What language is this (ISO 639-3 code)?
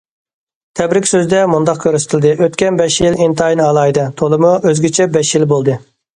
uig